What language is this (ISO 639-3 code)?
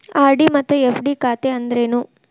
kan